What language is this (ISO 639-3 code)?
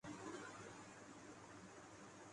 urd